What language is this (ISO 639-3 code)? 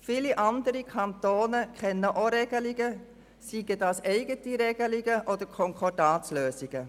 gsw